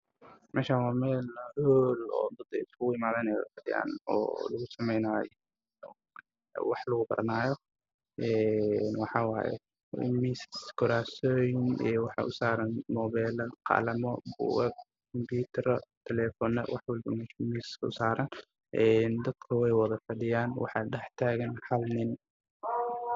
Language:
Somali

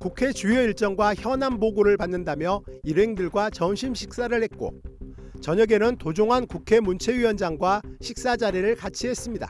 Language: Korean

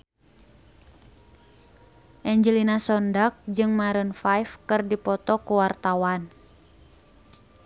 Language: Sundanese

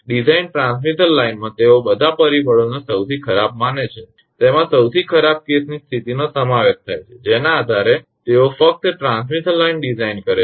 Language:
Gujarati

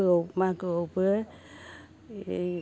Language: Bodo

